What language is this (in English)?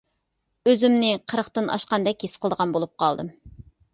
Uyghur